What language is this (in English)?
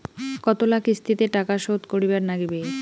Bangla